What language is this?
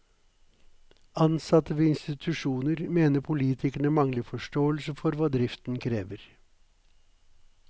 Norwegian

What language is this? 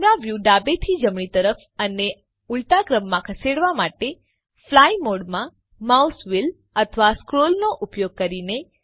Gujarati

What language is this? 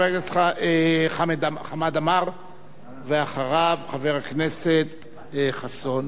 Hebrew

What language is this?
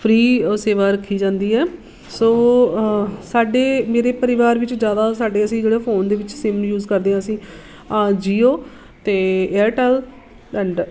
Punjabi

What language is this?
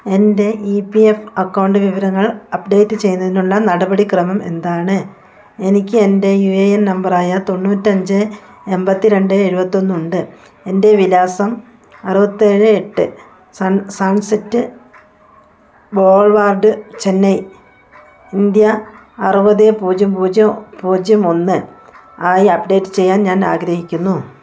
Malayalam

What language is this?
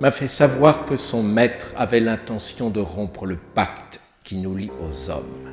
French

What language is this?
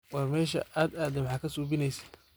Somali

